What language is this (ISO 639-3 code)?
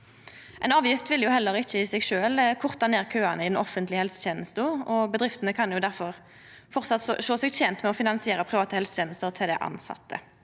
nor